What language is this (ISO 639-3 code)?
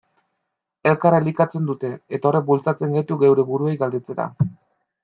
eus